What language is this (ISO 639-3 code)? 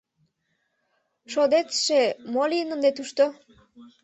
chm